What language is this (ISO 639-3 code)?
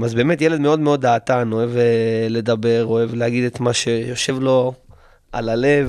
heb